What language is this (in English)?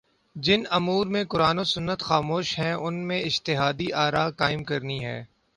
Urdu